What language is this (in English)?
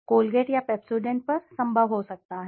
Hindi